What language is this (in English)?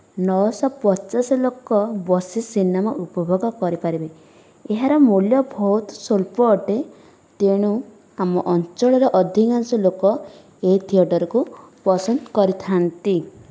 Odia